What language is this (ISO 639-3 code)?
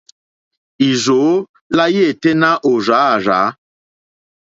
bri